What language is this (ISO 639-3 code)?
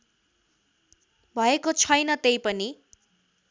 nep